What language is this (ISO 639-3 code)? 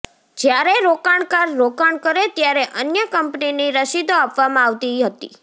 guj